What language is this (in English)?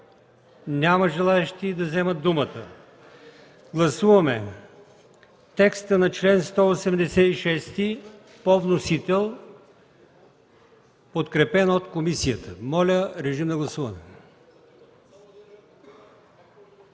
Bulgarian